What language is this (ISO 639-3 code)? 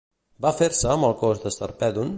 cat